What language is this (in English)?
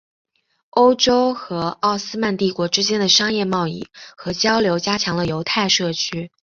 Chinese